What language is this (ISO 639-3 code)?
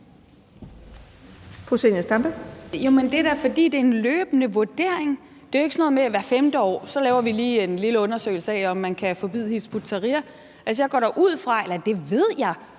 dan